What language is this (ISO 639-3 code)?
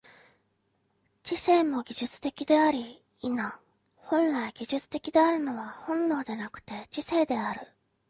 jpn